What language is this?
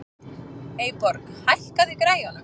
Icelandic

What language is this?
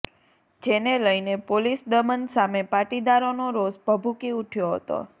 Gujarati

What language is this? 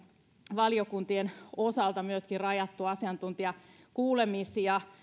Finnish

